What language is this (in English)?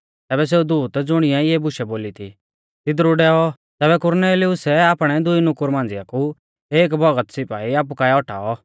Mahasu Pahari